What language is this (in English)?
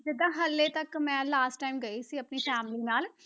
Punjabi